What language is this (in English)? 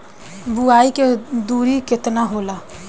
Bhojpuri